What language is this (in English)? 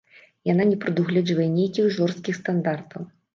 Belarusian